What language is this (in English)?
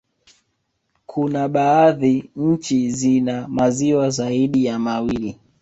Swahili